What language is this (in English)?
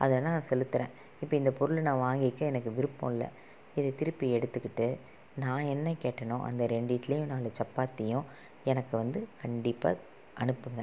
Tamil